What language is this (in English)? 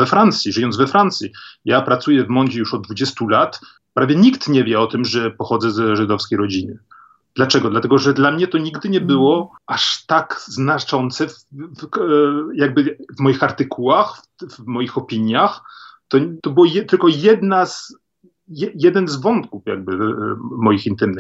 Polish